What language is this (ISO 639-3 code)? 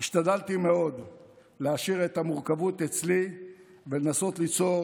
heb